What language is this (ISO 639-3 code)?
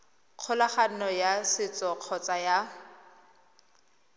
tsn